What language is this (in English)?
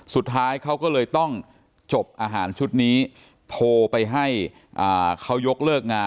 Thai